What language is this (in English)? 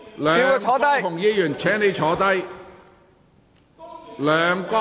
Cantonese